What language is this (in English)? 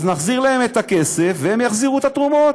Hebrew